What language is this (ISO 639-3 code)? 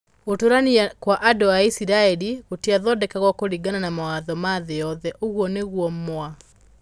kik